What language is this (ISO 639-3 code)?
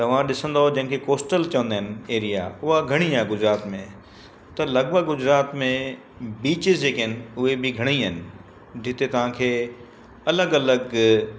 snd